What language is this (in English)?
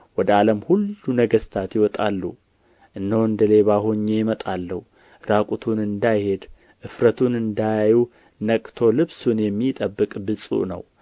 Amharic